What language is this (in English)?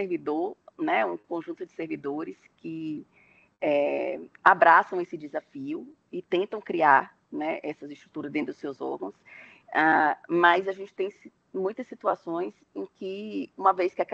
Portuguese